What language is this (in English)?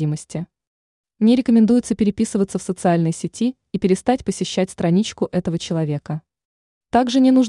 Russian